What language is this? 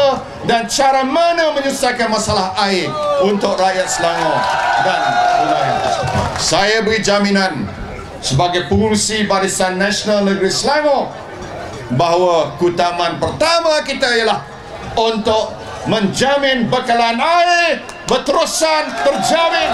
Malay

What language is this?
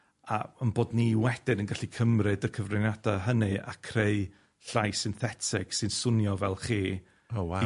Welsh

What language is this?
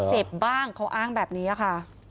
Thai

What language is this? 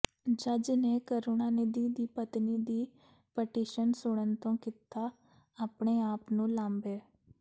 Punjabi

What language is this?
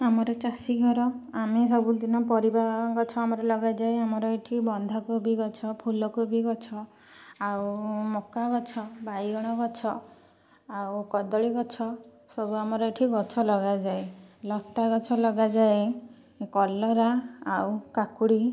Odia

